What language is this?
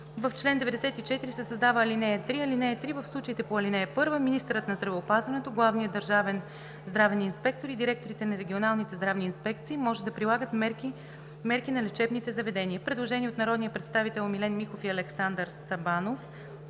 Bulgarian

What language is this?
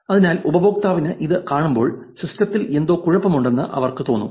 Malayalam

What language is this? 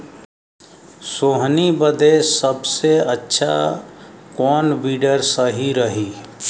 Bhojpuri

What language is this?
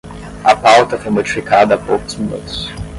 Portuguese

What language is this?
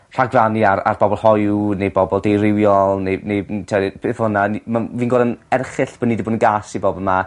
Welsh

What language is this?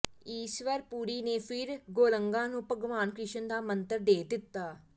Punjabi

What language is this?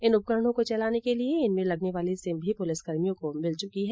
Hindi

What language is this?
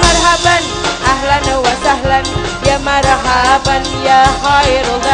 Indonesian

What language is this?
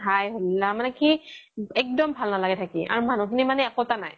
Assamese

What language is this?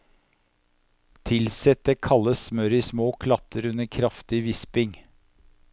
Norwegian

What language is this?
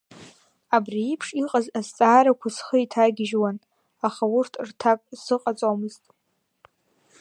Abkhazian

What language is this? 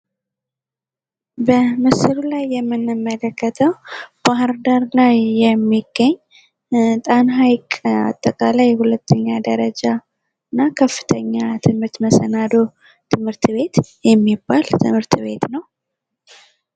Amharic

